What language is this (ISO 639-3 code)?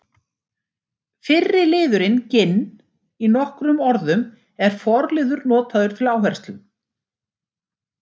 isl